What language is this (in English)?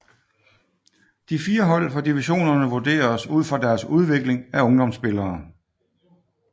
Danish